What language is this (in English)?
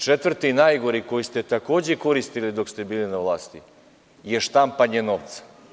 Serbian